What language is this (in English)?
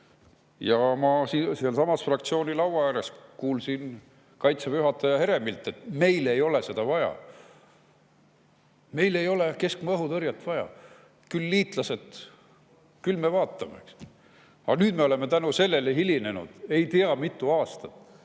Estonian